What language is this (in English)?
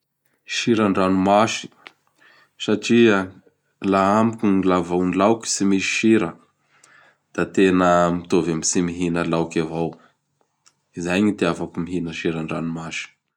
Bara Malagasy